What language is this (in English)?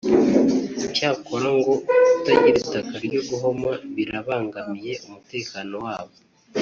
Kinyarwanda